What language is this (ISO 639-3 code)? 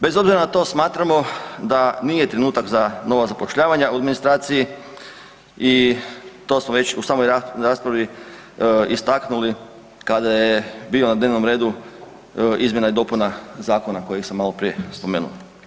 hrv